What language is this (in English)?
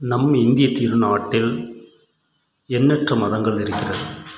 Tamil